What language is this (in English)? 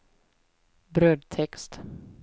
Swedish